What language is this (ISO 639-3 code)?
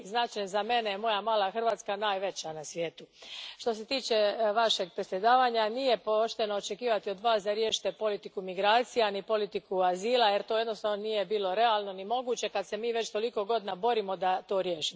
hrv